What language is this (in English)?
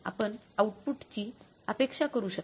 Marathi